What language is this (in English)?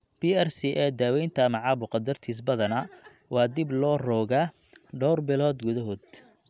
Somali